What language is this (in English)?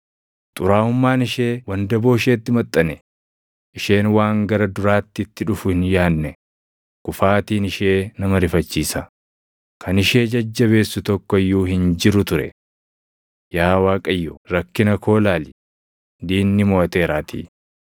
Oromo